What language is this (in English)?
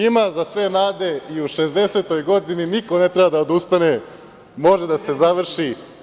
Serbian